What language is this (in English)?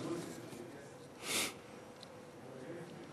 Hebrew